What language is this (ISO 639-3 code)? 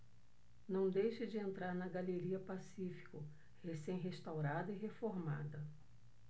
por